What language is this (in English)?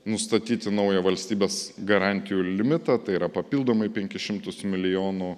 Lithuanian